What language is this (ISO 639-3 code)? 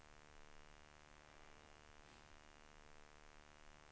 swe